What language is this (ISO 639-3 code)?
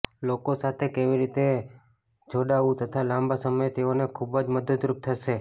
guj